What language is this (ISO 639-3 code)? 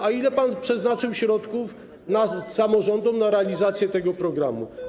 pol